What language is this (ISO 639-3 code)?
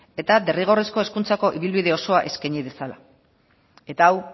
eus